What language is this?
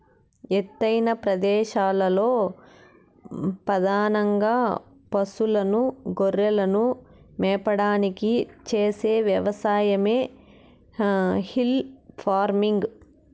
Telugu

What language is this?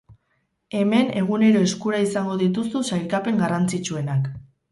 Basque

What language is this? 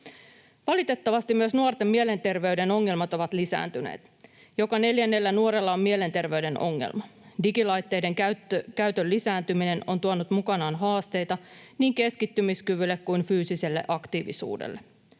Finnish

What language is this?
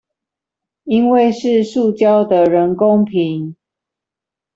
Chinese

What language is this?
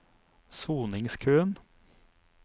Norwegian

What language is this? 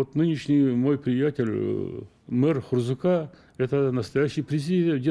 Russian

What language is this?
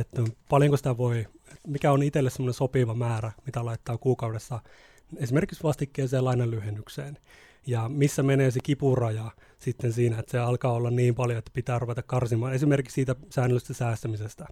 Finnish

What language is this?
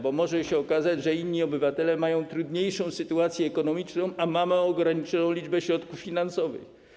Polish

